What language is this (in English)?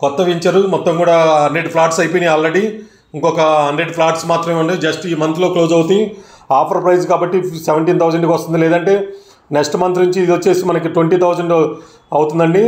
Telugu